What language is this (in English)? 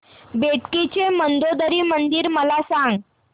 Marathi